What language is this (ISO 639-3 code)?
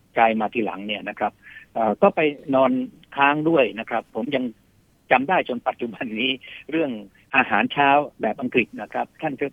tha